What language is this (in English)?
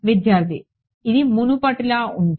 Telugu